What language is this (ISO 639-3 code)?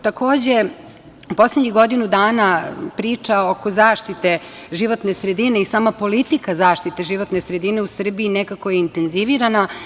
srp